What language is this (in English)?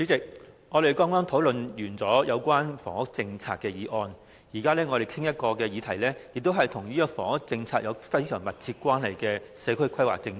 Cantonese